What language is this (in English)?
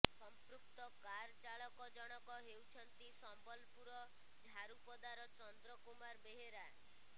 Odia